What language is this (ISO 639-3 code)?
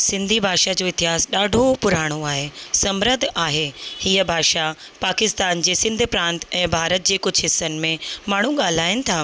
snd